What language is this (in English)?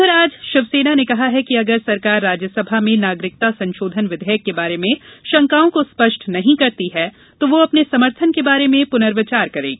Hindi